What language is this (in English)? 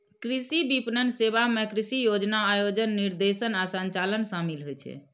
Maithili